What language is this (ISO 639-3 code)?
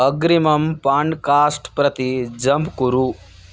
san